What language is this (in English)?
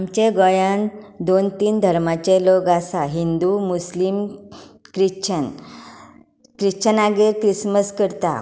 Konkani